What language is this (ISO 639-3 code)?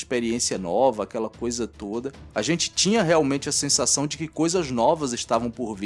por